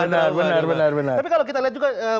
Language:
Indonesian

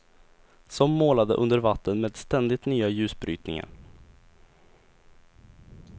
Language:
Swedish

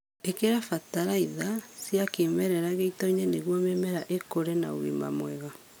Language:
Kikuyu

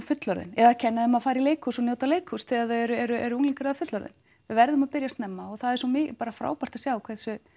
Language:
Icelandic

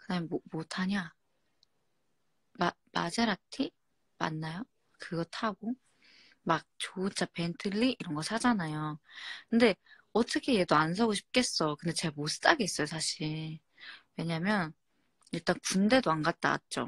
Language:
Korean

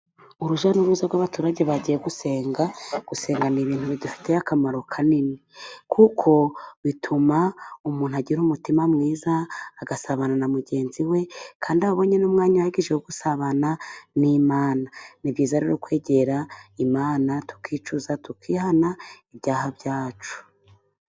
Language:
Kinyarwanda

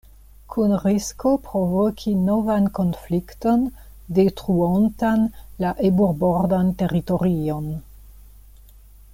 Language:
Esperanto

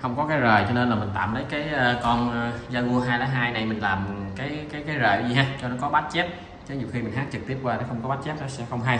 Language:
Vietnamese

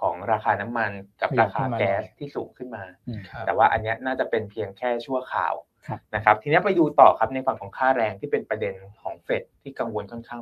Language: Thai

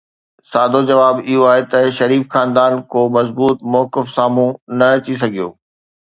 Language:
Sindhi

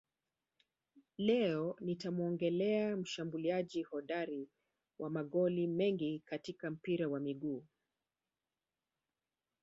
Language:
Swahili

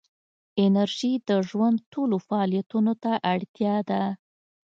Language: Pashto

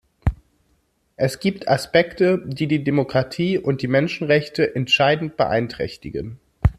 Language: German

